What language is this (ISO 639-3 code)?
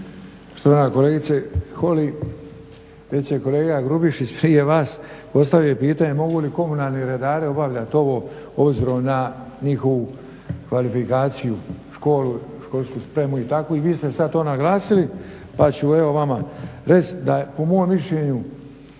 hrv